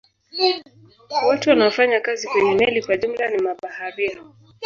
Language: Swahili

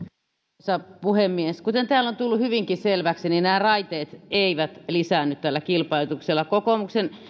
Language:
Finnish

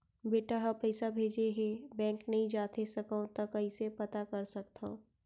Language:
Chhattisgarhi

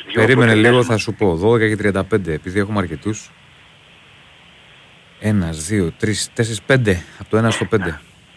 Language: Greek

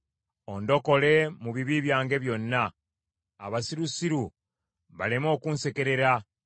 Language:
Ganda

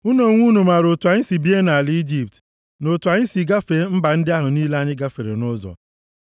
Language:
Igbo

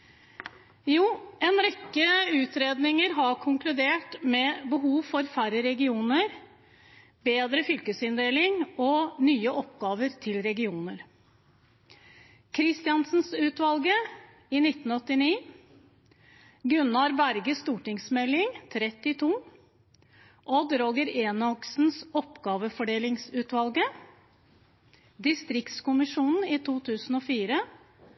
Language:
Norwegian Bokmål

